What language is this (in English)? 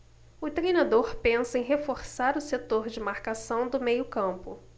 Portuguese